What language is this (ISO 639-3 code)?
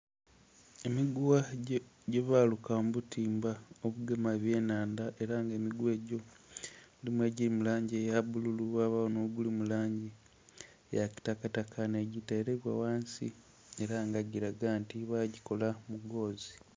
xog